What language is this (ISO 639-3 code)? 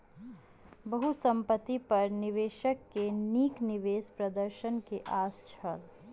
mai